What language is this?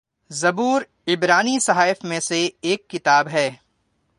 Urdu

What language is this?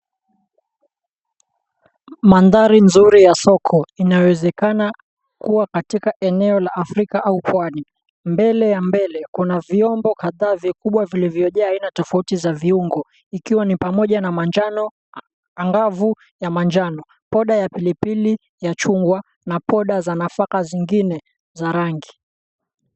Swahili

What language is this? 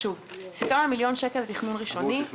Hebrew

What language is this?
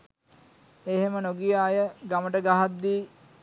Sinhala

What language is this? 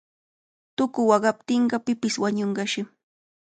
Cajatambo North Lima Quechua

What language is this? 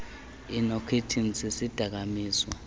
Xhosa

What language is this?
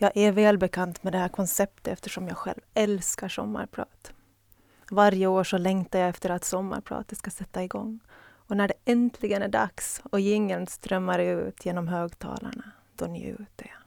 Swedish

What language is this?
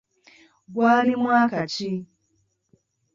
Ganda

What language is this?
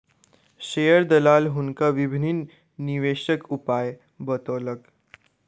Maithili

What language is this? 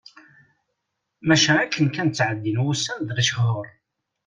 Kabyle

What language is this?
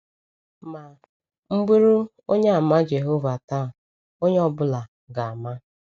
Igbo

